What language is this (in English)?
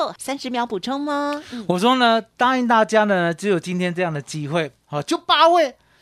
Chinese